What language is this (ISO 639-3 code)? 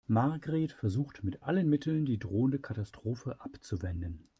deu